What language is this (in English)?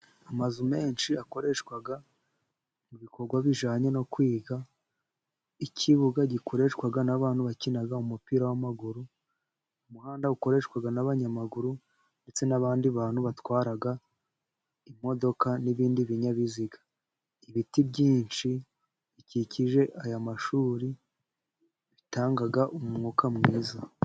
Kinyarwanda